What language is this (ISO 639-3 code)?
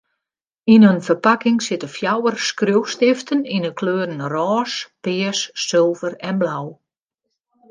fry